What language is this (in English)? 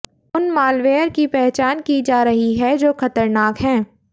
Hindi